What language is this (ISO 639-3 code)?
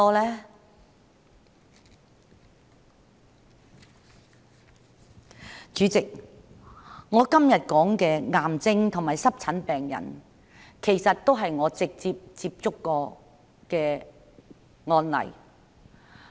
yue